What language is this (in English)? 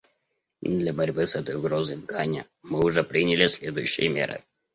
Russian